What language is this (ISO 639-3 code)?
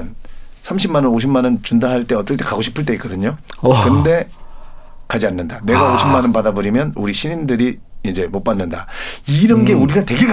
kor